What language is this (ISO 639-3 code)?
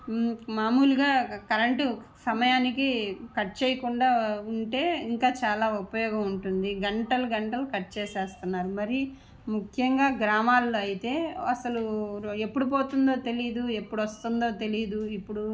tel